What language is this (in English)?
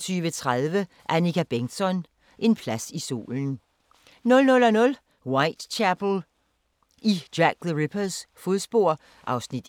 Danish